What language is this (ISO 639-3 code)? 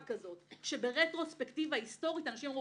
heb